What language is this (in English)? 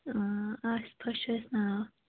Kashmiri